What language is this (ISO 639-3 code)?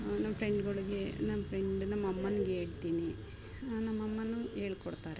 kan